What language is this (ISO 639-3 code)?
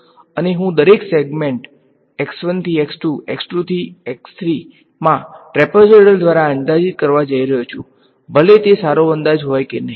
guj